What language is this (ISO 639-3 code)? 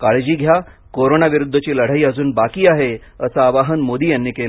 mar